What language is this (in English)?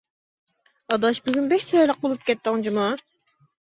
Uyghur